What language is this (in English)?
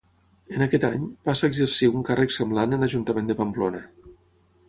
Catalan